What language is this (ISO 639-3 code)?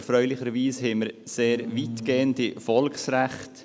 gsw